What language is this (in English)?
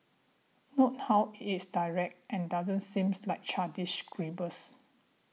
English